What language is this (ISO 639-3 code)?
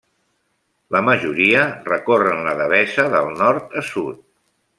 cat